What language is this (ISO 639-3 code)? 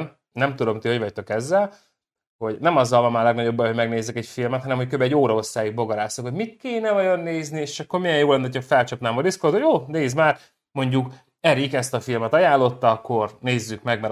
hun